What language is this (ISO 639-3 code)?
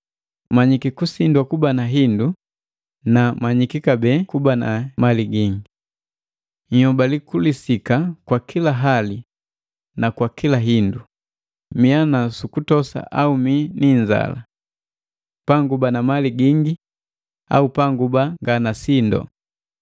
mgv